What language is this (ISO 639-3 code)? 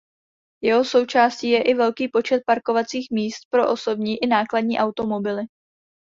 ces